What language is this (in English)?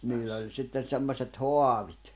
Finnish